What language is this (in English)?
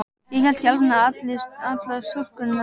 Icelandic